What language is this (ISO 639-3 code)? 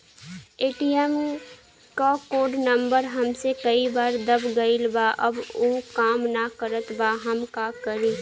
bho